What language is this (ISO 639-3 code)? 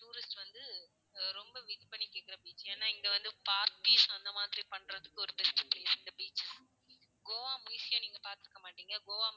tam